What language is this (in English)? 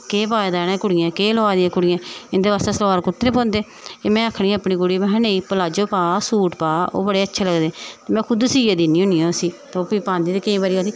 Dogri